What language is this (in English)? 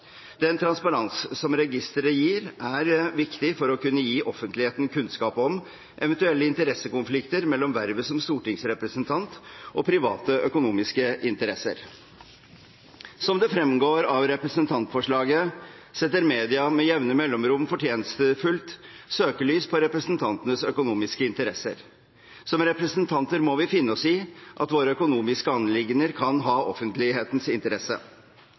Norwegian Bokmål